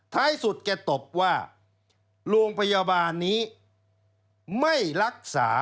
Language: Thai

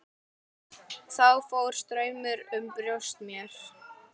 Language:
Icelandic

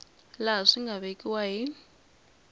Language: Tsonga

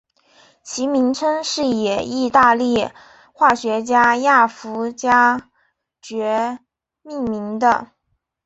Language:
Chinese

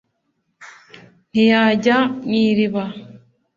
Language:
Kinyarwanda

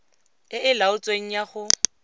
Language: Tswana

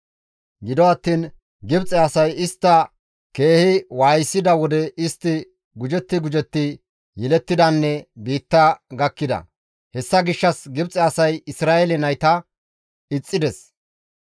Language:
Gamo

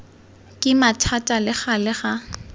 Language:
Tswana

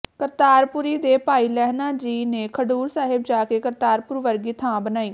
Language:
Punjabi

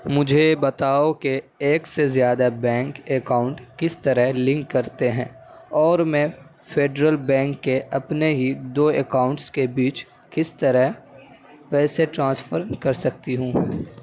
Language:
Urdu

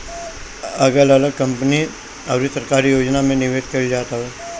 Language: Bhojpuri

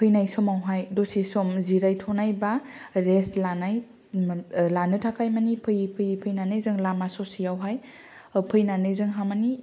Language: Bodo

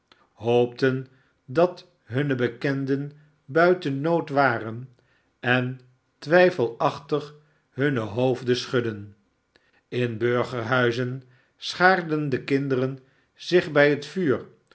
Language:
Dutch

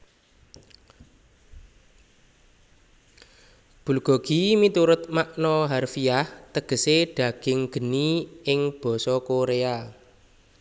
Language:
Javanese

